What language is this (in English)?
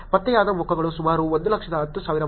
Kannada